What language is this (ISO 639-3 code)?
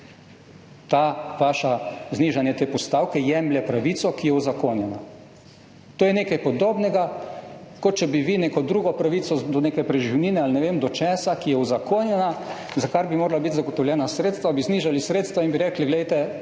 slv